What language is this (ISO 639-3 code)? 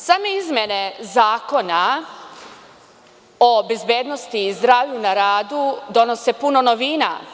srp